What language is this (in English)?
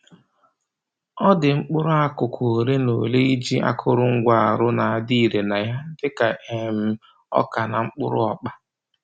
Igbo